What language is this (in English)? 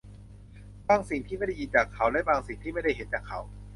Thai